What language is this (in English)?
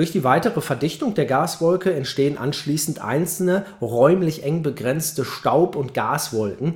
German